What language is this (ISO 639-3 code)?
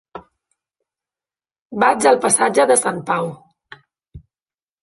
cat